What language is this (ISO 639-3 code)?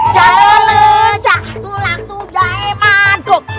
ind